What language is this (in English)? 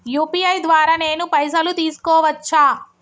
Telugu